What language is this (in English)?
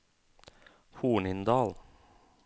Norwegian